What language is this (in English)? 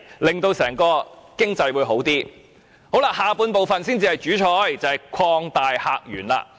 Cantonese